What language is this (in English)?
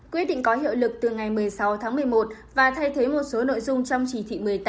Vietnamese